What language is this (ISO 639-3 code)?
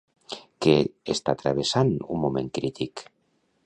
cat